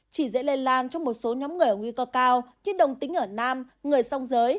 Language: Vietnamese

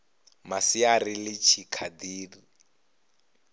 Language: Venda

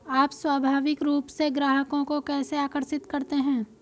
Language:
Hindi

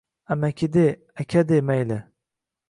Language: Uzbek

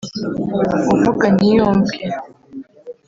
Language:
Kinyarwanda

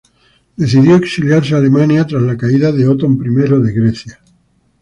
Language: Spanish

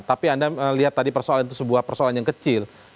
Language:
Indonesian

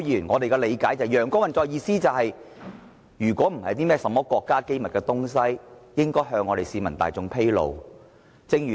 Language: Cantonese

